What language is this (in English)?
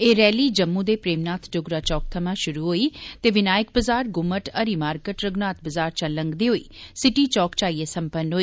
Dogri